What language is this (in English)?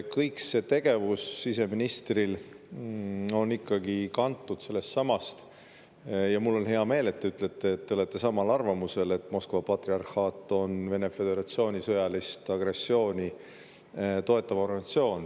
Estonian